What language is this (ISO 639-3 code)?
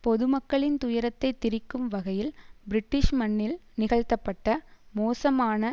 tam